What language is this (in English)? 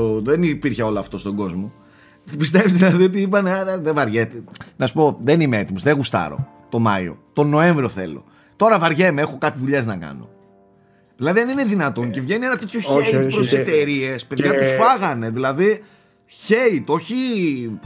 Greek